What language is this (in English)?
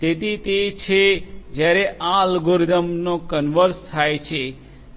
Gujarati